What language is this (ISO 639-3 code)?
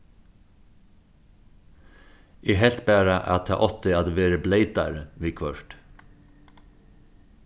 fao